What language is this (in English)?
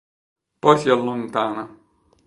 Italian